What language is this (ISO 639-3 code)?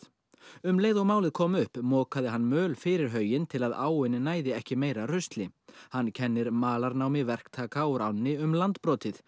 isl